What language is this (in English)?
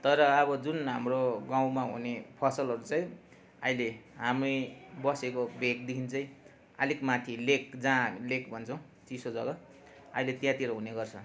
Nepali